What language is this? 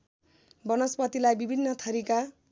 Nepali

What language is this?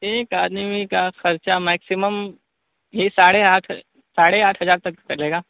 Urdu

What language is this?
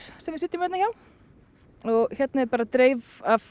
Icelandic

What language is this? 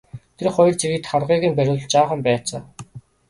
Mongolian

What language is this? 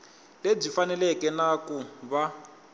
Tsonga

